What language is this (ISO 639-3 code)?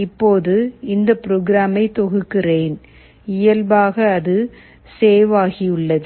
tam